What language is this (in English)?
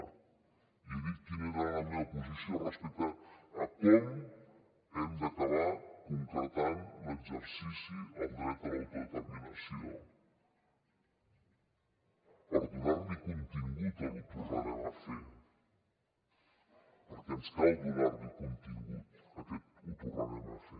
Catalan